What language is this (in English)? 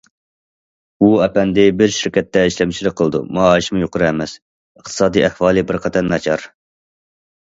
Uyghur